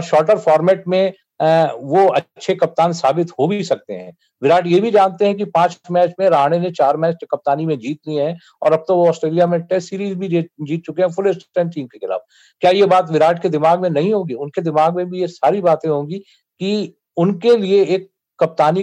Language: Hindi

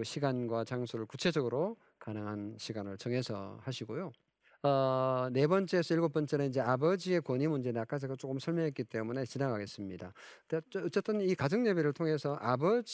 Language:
Korean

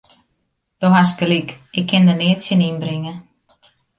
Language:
Western Frisian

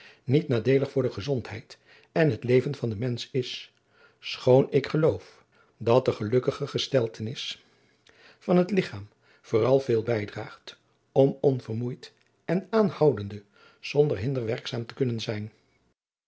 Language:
Dutch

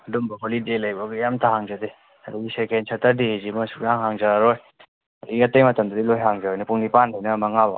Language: Manipuri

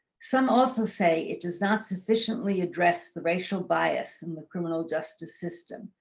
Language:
English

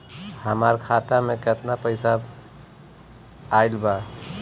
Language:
Bhojpuri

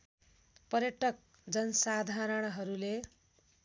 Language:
Nepali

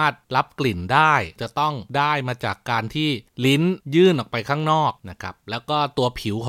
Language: Thai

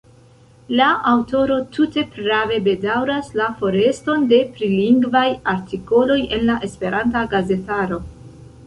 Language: Esperanto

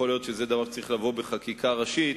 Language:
Hebrew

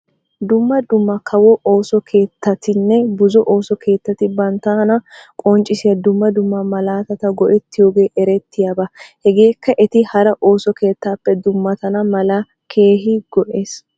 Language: Wolaytta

